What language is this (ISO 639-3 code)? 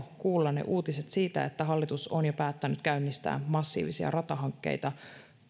fin